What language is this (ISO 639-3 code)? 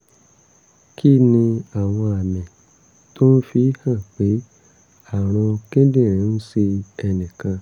yor